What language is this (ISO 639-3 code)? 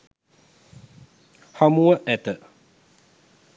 sin